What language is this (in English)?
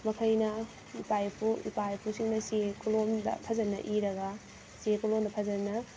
Manipuri